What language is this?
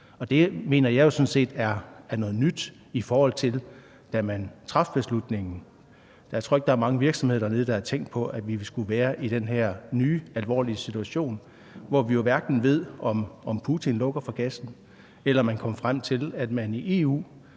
Danish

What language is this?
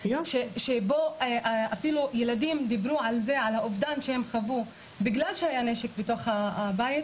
Hebrew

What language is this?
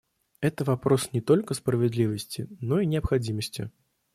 Russian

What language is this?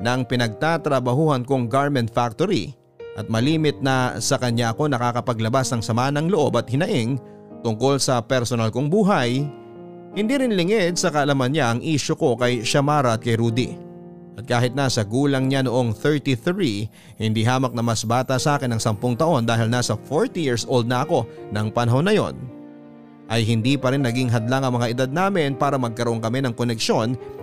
Filipino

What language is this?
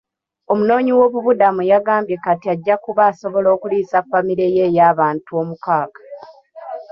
Ganda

